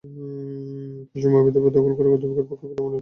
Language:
Bangla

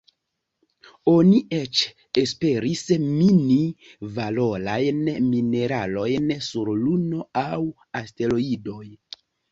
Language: Esperanto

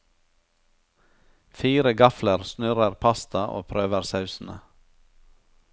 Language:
Norwegian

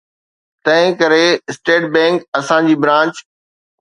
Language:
Sindhi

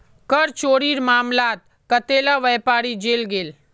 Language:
Magahi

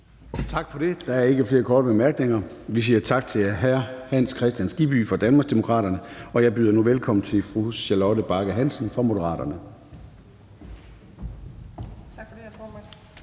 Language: Danish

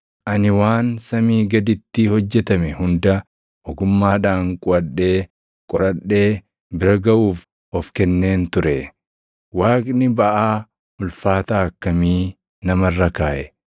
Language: Oromo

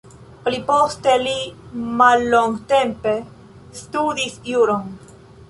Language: Esperanto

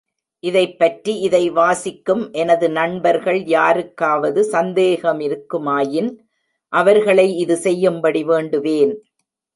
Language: Tamil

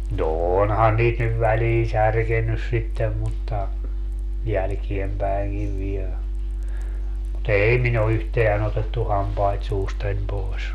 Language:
Finnish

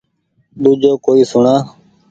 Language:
Goaria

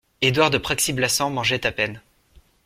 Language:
French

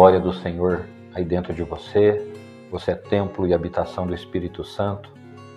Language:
Portuguese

